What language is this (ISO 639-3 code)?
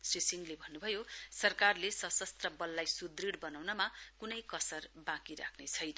nep